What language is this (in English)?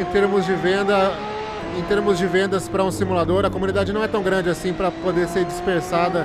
Portuguese